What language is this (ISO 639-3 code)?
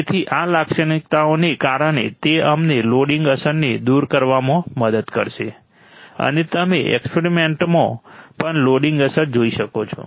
guj